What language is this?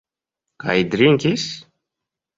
Esperanto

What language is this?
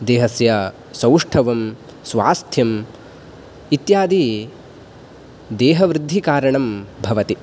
Sanskrit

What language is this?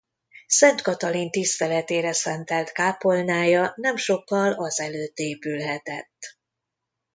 Hungarian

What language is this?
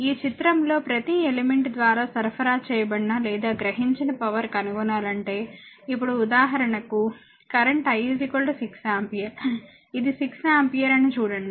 Telugu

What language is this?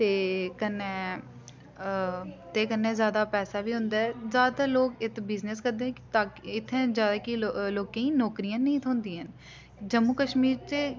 Dogri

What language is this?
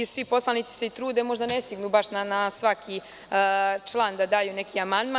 Serbian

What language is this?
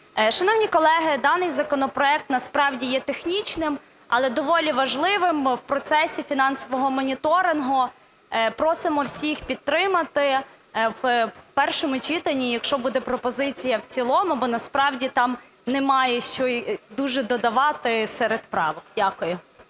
Ukrainian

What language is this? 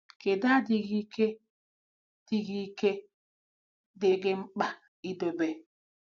Igbo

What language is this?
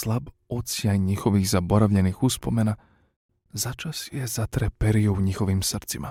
Croatian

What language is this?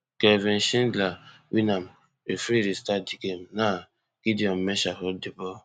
Nigerian Pidgin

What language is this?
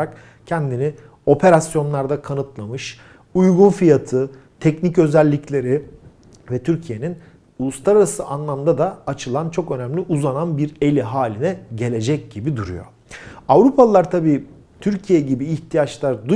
Turkish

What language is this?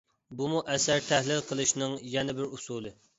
Uyghur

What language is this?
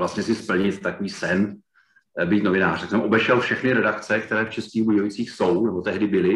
Czech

